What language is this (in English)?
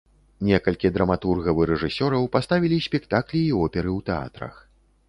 Belarusian